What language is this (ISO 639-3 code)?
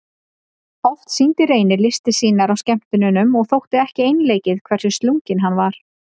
isl